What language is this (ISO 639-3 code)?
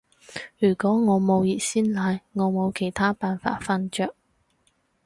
yue